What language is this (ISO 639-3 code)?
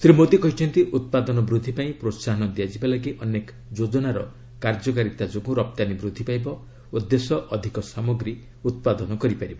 ori